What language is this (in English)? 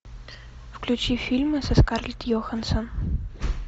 Russian